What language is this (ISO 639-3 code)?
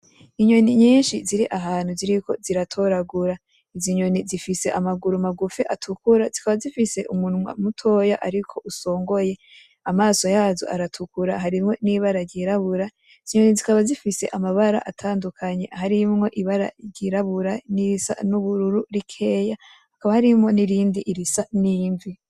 run